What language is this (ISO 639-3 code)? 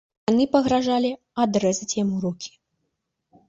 bel